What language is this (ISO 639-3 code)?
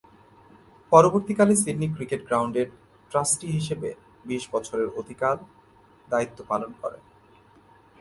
ben